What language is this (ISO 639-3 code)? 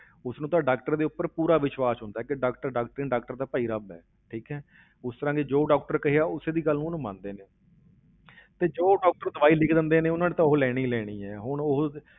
pan